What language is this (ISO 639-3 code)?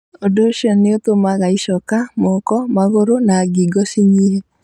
kik